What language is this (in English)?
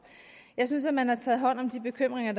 Danish